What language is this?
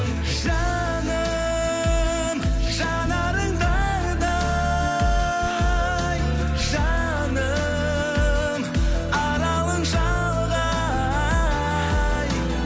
Kazakh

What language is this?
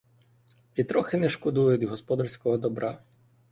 Ukrainian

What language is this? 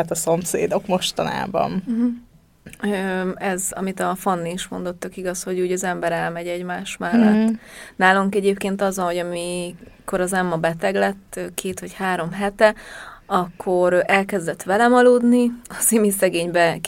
Hungarian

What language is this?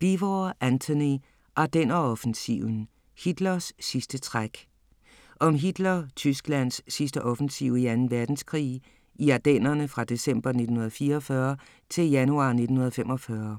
Danish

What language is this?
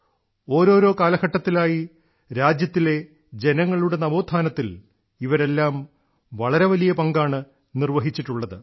Malayalam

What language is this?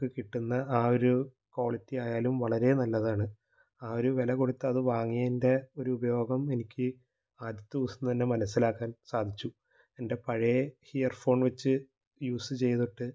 Malayalam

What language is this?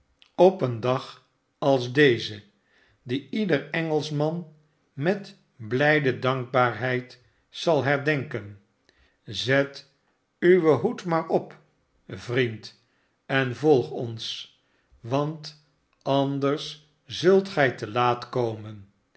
Dutch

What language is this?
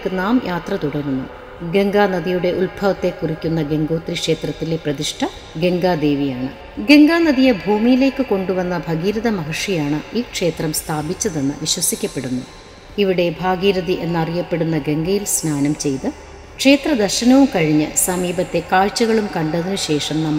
Malayalam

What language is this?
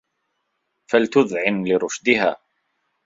Arabic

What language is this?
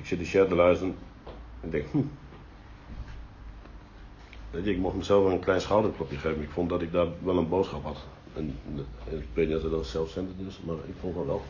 Dutch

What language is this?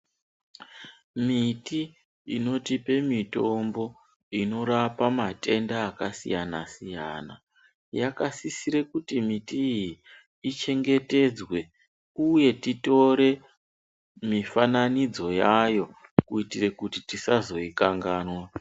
Ndau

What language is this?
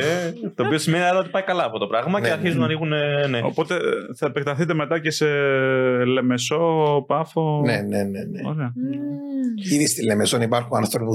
Greek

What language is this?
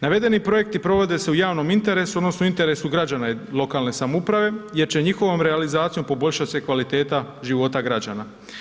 Croatian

